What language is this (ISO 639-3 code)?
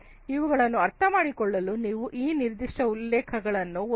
kan